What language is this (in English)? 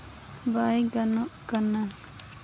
Santali